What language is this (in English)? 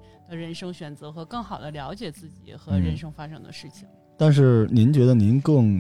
Chinese